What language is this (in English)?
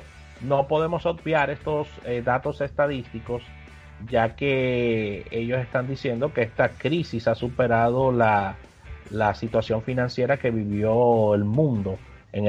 Spanish